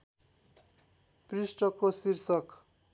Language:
Nepali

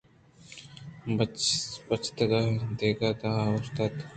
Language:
Eastern Balochi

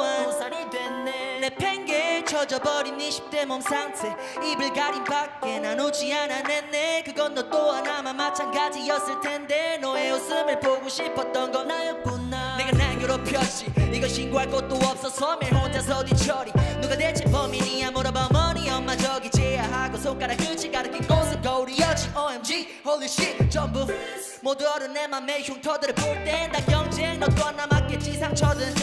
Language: Korean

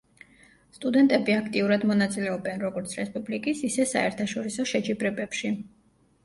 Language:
Georgian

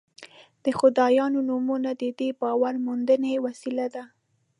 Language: Pashto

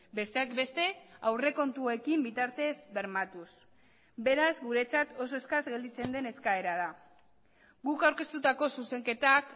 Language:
Basque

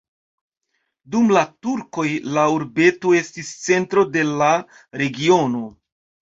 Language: Esperanto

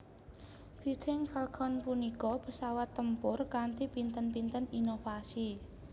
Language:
Javanese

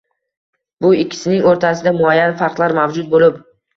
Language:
Uzbek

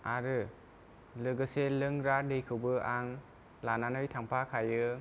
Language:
Bodo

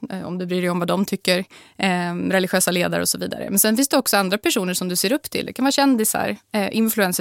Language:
Swedish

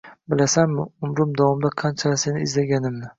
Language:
Uzbek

